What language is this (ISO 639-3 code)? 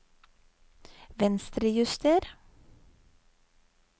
nor